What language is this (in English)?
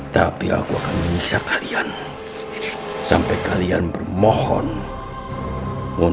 Indonesian